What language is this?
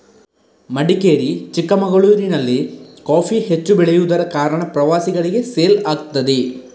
Kannada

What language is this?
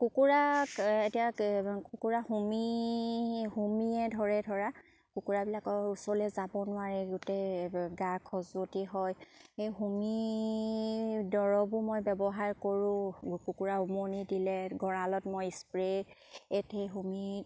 Assamese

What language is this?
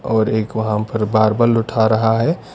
Hindi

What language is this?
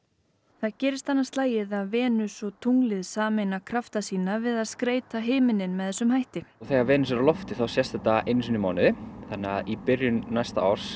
Icelandic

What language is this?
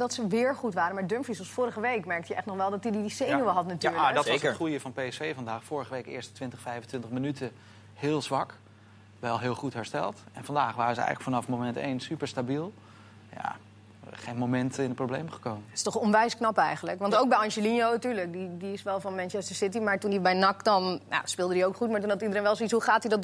Dutch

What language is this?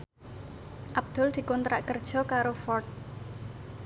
Javanese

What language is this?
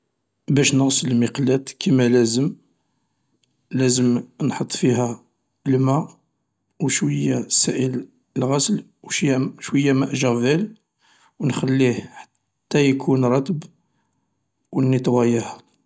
Algerian Arabic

